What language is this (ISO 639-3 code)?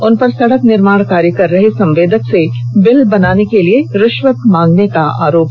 hin